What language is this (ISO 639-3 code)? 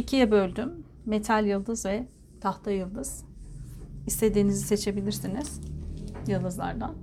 tur